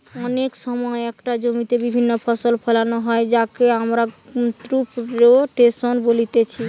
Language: Bangla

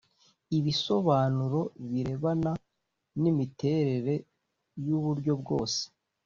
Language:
Kinyarwanda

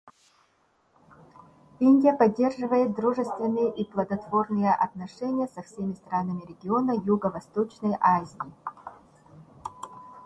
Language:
Russian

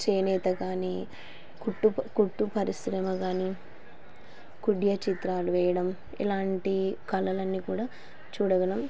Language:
Telugu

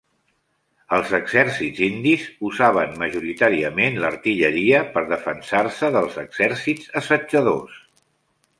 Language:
Catalan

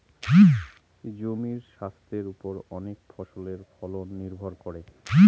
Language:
Bangla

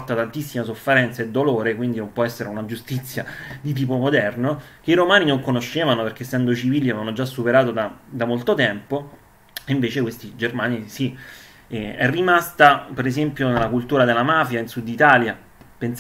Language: Italian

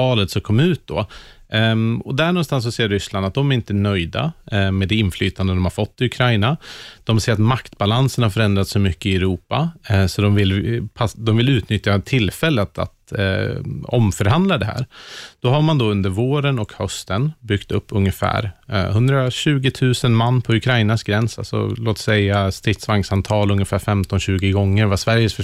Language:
Swedish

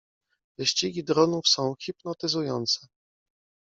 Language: Polish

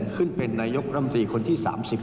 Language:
Thai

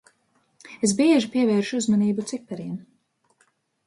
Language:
Latvian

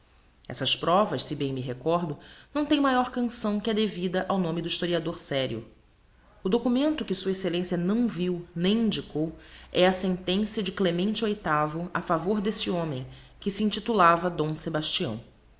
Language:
Portuguese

